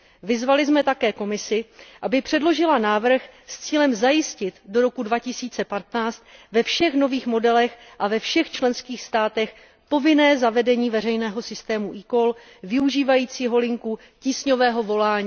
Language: Czech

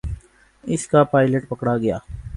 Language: Urdu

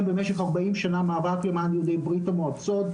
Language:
Hebrew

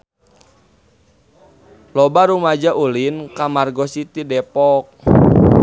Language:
Sundanese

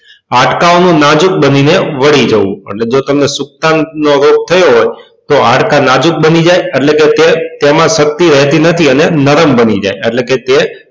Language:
Gujarati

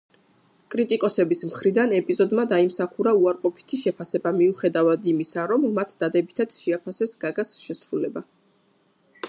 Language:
Georgian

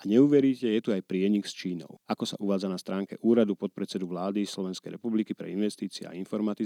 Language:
Slovak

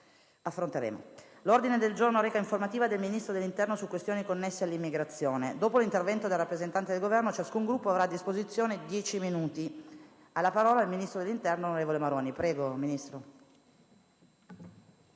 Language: Italian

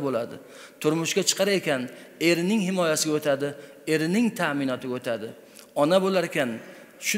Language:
Turkish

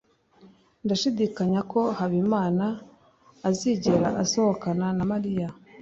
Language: Kinyarwanda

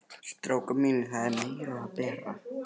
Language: Icelandic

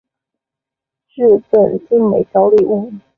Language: Chinese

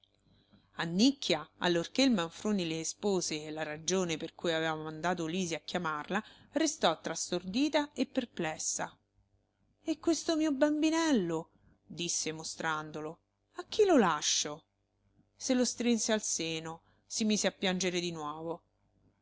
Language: Italian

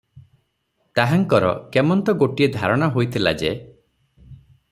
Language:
Odia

